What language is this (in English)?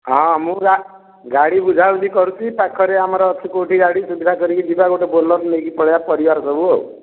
Odia